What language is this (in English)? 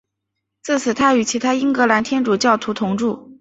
Chinese